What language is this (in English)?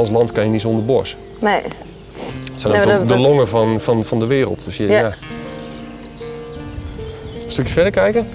Dutch